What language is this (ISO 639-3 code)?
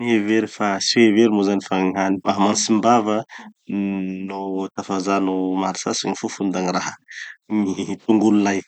txy